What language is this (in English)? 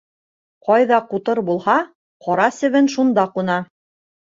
Bashkir